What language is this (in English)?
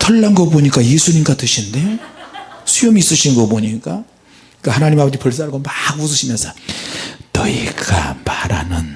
Korean